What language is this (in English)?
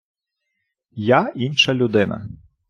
Ukrainian